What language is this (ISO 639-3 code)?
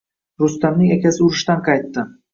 uzb